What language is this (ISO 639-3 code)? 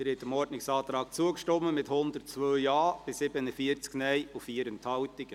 gsw